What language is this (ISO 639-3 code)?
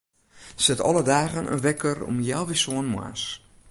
fry